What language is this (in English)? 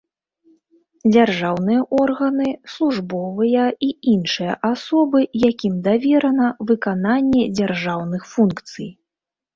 Belarusian